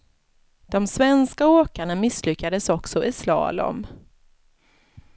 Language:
Swedish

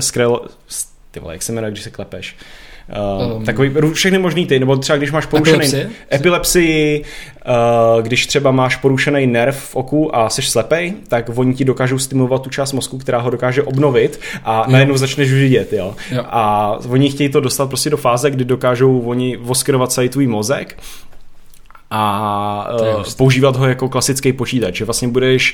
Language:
Czech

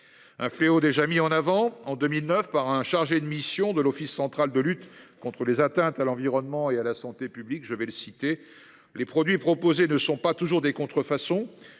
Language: French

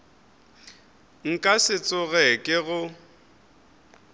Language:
Northern Sotho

